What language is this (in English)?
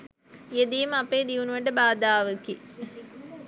Sinhala